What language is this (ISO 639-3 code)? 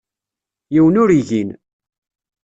kab